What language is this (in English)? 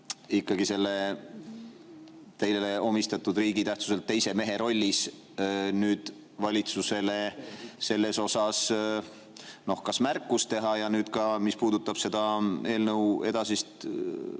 Estonian